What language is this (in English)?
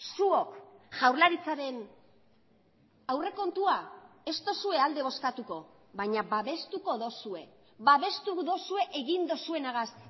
Basque